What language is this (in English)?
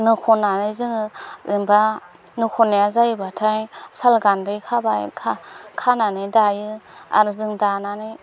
Bodo